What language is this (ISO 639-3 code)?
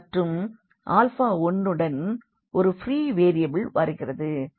tam